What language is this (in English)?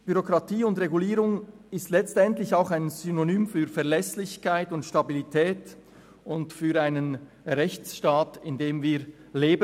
Swiss German